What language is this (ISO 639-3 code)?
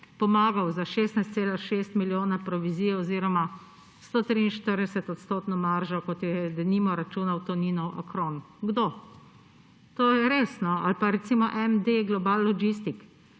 slv